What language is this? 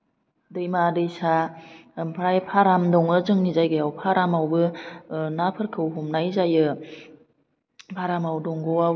Bodo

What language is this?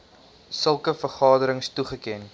Afrikaans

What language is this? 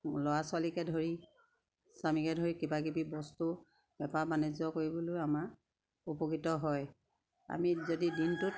Assamese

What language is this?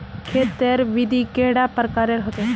Magahi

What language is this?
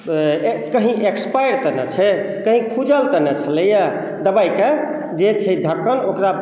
Maithili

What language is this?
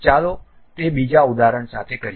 Gujarati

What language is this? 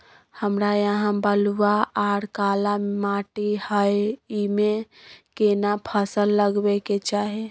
Maithili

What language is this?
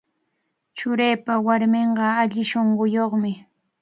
Cajatambo North Lima Quechua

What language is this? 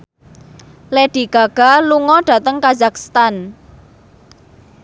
Javanese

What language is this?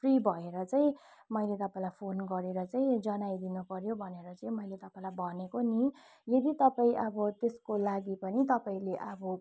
Nepali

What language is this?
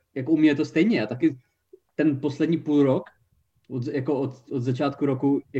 Czech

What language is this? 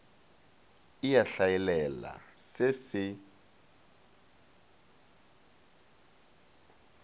Northern Sotho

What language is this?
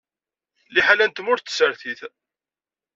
Kabyle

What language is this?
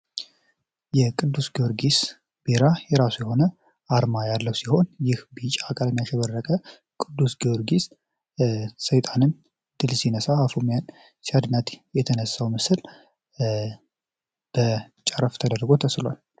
Amharic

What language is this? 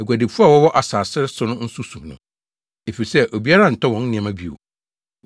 Akan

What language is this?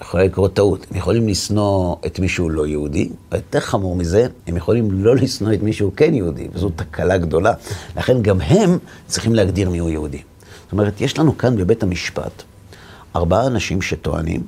Hebrew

